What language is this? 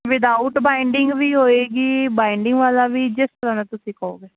Punjabi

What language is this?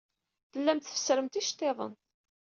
Kabyle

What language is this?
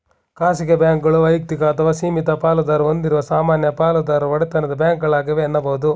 Kannada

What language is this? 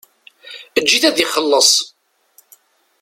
Kabyle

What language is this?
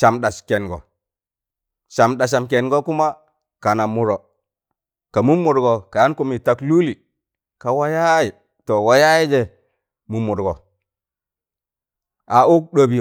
Tangale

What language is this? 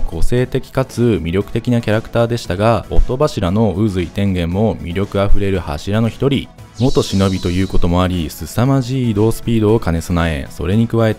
Japanese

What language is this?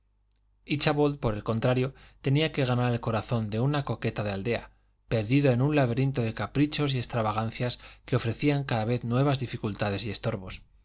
Spanish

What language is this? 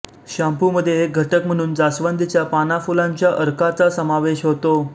Marathi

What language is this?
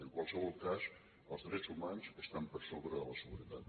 Catalan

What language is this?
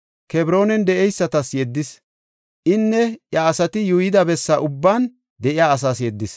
Gofa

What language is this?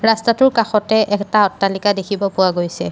Assamese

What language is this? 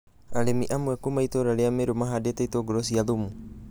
Kikuyu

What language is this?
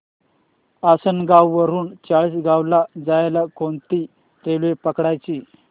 Marathi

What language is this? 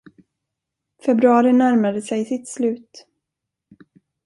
Swedish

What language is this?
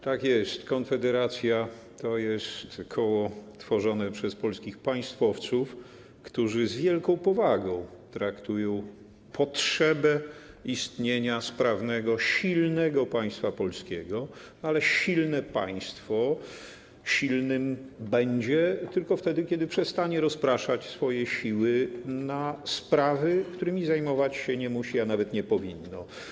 Polish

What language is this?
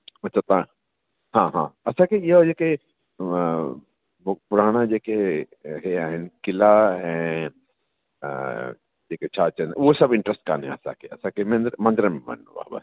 Sindhi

